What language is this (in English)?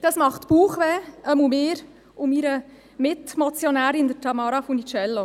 Swiss German